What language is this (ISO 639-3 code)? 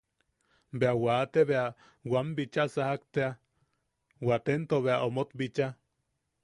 yaq